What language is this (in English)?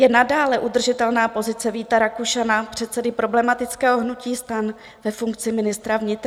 Czech